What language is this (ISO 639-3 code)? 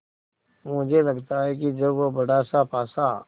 hin